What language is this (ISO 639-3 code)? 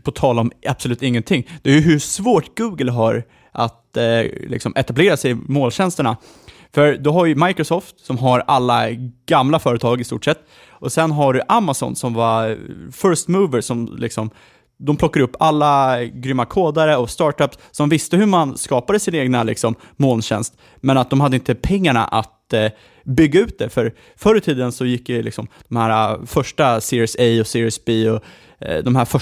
swe